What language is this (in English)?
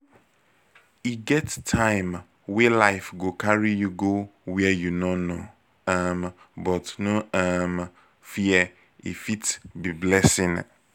Nigerian Pidgin